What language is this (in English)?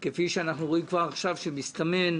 Hebrew